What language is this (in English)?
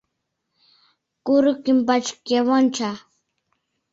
Mari